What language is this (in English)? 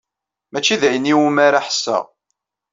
Kabyle